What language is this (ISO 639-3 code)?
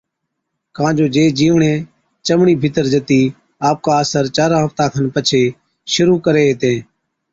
odk